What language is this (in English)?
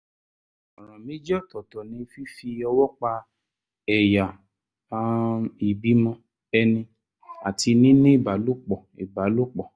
Yoruba